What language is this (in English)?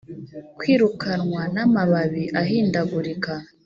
Kinyarwanda